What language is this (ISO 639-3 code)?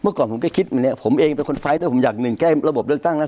tha